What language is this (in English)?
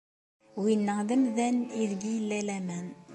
Kabyle